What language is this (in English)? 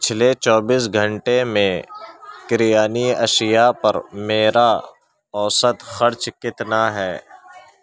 Urdu